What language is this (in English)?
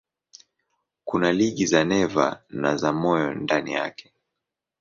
Swahili